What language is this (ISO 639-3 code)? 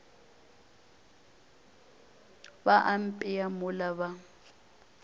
nso